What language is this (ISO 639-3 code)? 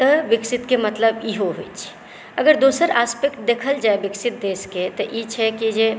mai